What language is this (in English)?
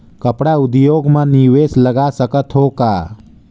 Chhattisgarhi